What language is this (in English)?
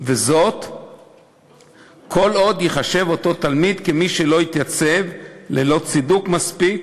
Hebrew